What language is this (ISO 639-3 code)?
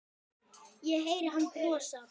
isl